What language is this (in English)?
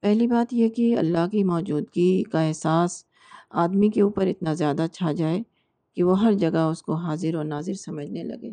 Urdu